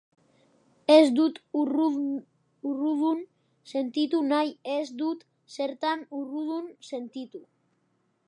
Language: Basque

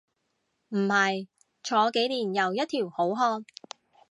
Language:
Cantonese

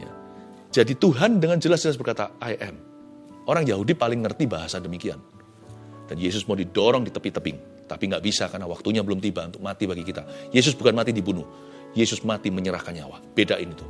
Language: Indonesian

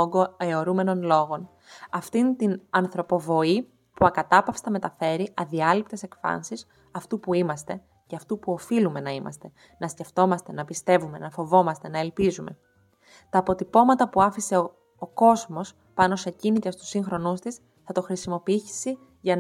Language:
Greek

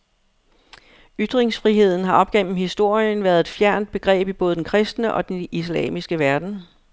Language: Danish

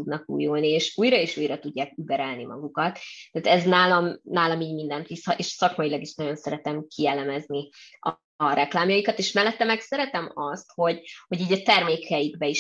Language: Hungarian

